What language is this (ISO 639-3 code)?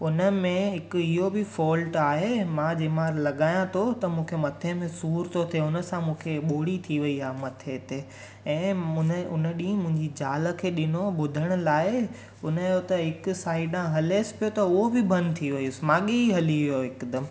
snd